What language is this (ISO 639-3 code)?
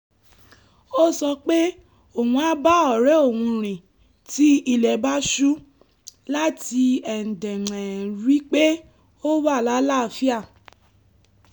yor